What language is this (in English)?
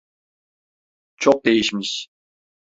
Turkish